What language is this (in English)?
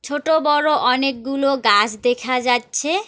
Bangla